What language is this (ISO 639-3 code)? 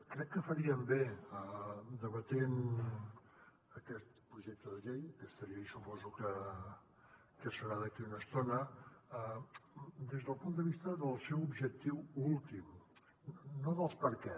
cat